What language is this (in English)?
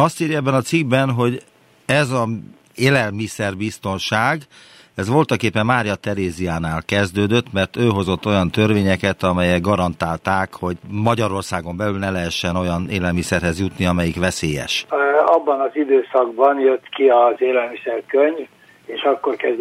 Hungarian